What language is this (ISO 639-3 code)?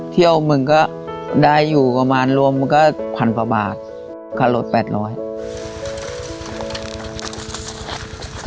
tha